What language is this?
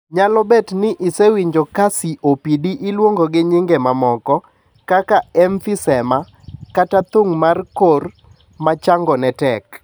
Luo (Kenya and Tanzania)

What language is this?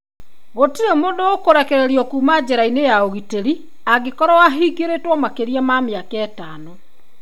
Kikuyu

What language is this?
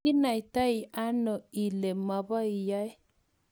Kalenjin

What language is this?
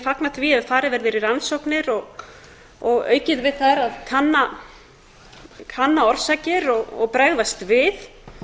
Icelandic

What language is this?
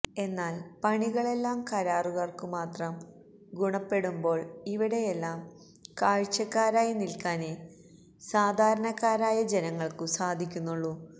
Malayalam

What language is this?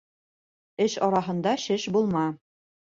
Bashkir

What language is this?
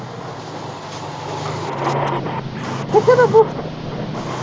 Punjabi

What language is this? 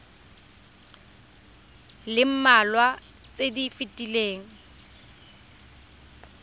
Tswana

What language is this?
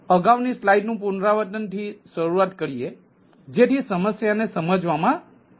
Gujarati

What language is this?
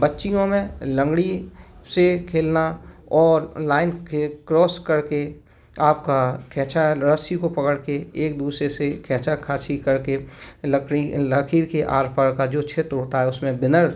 Hindi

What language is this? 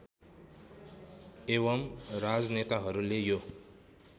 Nepali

